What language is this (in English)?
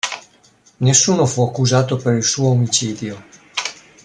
Italian